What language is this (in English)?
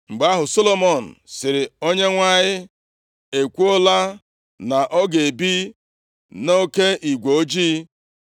Igbo